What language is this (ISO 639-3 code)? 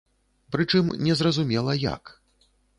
bel